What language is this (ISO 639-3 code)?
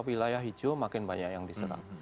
ind